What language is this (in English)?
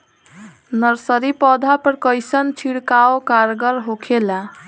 Bhojpuri